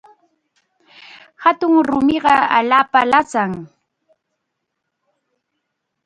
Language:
Chiquián Ancash Quechua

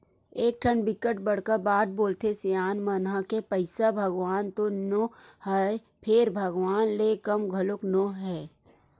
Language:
Chhattisgarhi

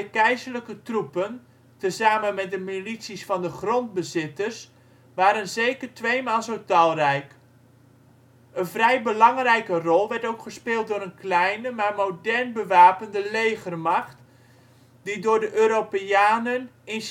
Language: Dutch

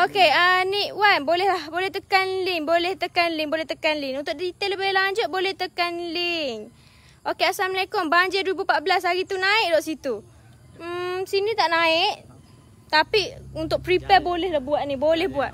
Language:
Malay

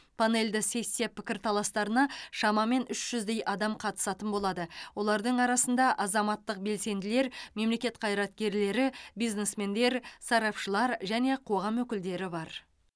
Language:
Kazakh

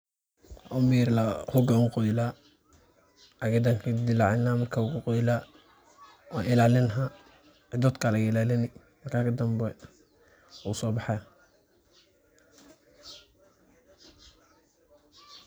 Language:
Somali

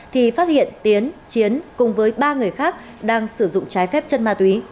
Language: Vietnamese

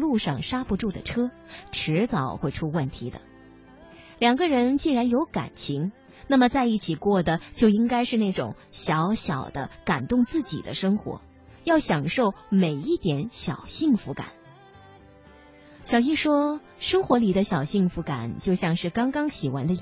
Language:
Chinese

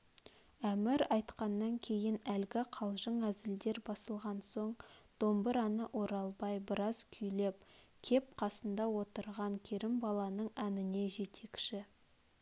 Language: Kazakh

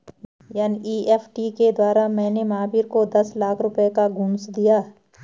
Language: Hindi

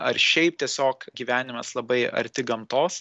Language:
Lithuanian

